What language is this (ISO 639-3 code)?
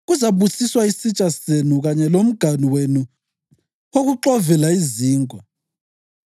nde